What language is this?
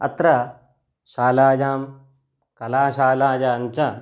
Sanskrit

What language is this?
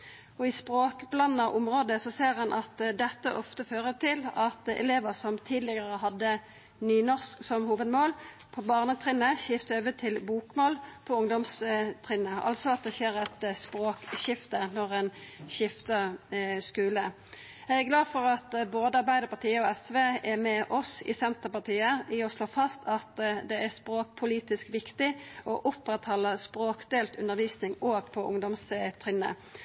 Norwegian Nynorsk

